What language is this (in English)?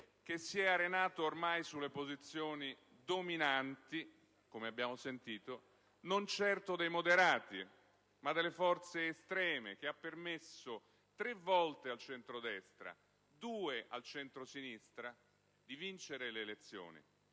Italian